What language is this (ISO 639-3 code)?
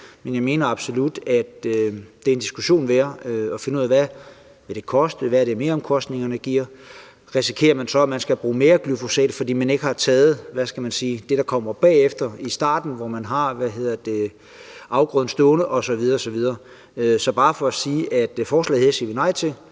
dan